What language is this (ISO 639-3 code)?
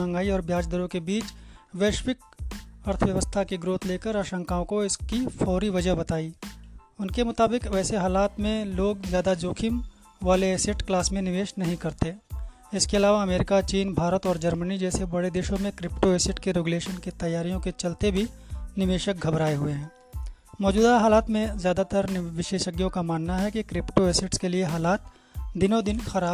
hin